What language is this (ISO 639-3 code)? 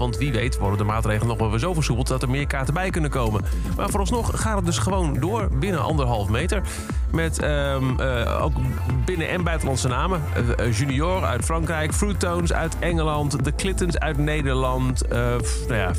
nld